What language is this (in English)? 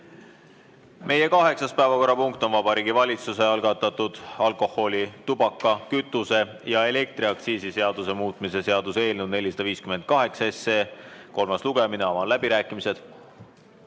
Estonian